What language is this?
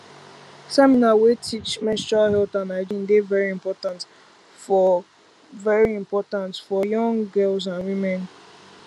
Nigerian Pidgin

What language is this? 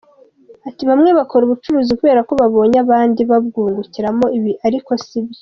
Kinyarwanda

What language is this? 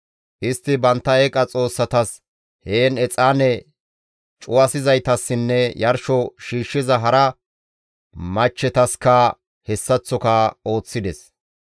Gamo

